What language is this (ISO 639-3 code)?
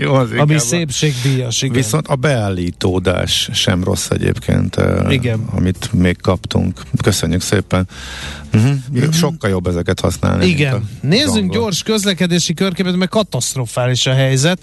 hun